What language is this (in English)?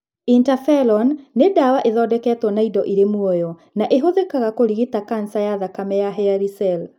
Kikuyu